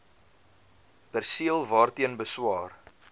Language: Afrikaans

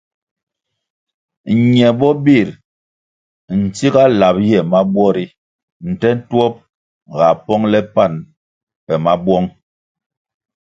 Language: Kwasio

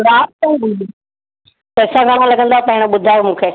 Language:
Sindhi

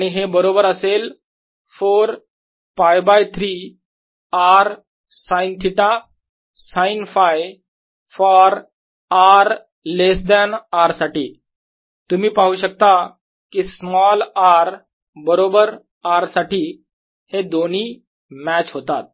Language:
Marathi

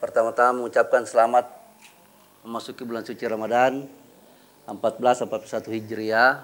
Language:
Indonesian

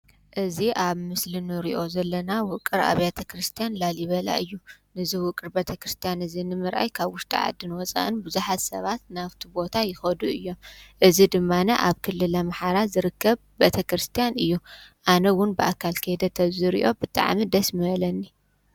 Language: Tigrinya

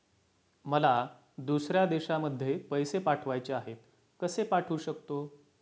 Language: Marathi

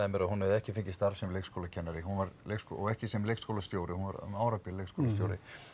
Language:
Icelandic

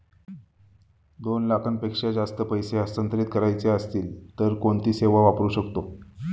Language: Marathi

